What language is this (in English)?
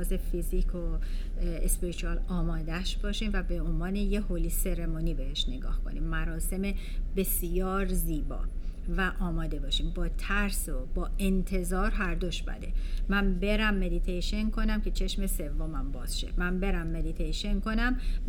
Persian